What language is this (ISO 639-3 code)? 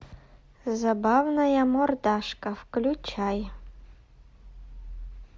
rus